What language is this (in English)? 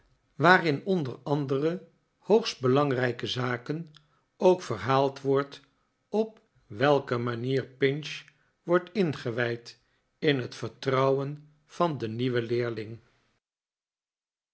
Dutch